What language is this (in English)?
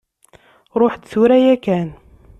Kabyle